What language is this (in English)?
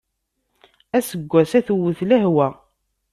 Kabyle